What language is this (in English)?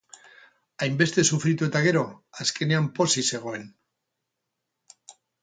Basque